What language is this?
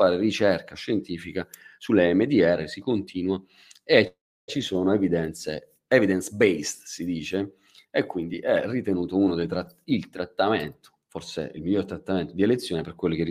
Italian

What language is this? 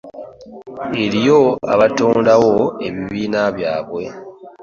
Ganda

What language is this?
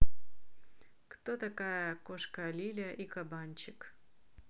Russian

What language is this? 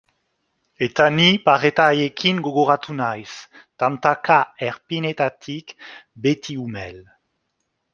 Basque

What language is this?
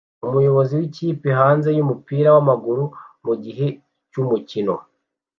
Kinyarwanda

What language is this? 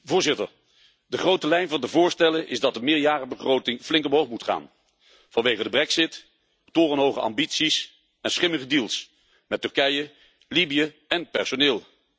Dutch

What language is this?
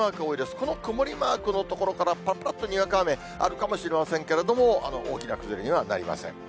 Japanese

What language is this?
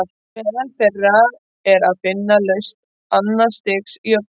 Icelandic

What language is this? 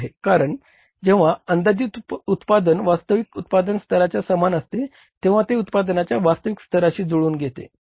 Marathi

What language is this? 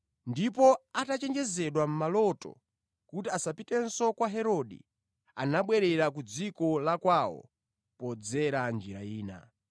Nyanja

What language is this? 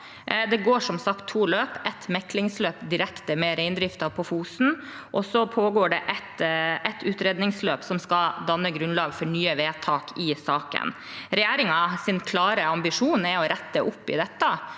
Norwegian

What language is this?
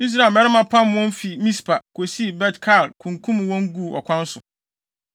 Akan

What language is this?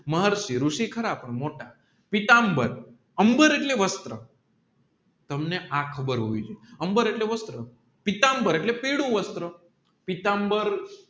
Gujarati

